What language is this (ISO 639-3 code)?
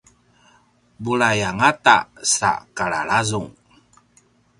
pwn